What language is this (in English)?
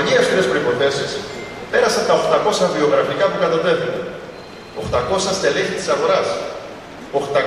Greek